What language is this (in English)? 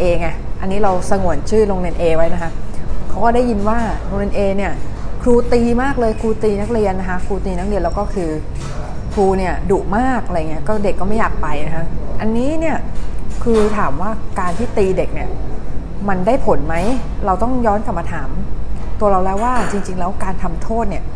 Thai